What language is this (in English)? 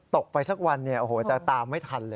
Thai